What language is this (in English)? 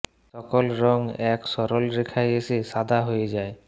Bangla